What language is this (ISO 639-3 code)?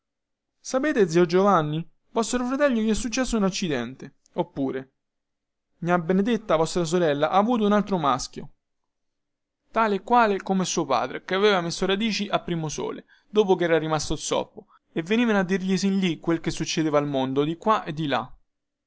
ita